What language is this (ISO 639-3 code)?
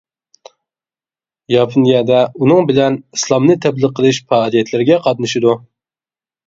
uig